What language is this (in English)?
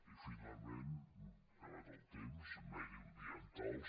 Catalan